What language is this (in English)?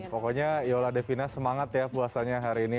Indonesian